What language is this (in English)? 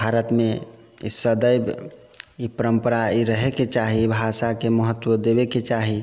Maithili